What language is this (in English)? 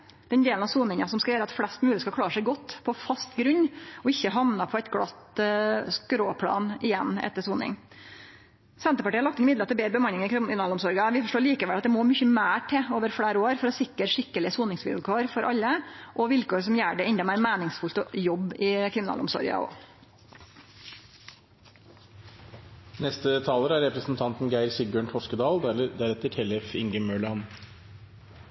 Norwegian Nynorsk